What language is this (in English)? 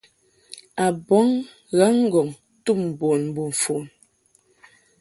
Mungaka